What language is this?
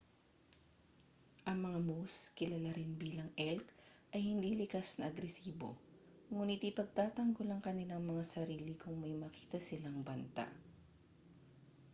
Filipino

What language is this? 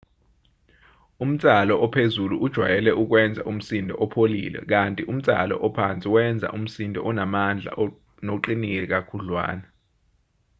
Zulu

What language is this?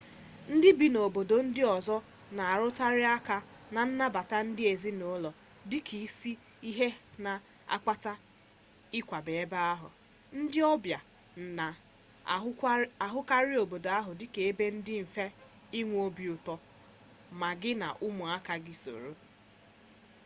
Igbo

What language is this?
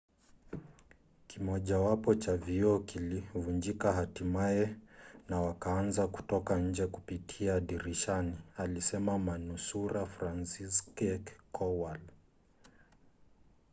Swahili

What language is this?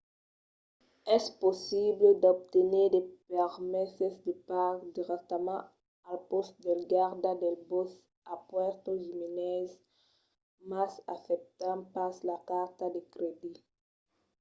Occitan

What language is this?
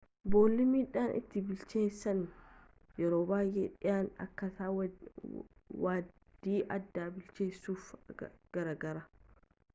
Oromo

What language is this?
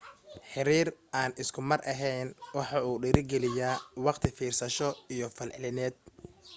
Somali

